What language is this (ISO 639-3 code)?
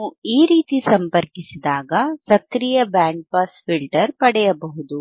kan